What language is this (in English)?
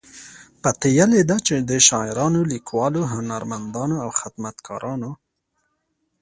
Pashto